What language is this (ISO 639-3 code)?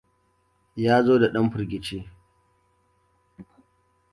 hau